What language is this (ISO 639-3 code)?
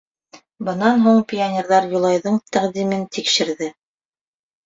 bak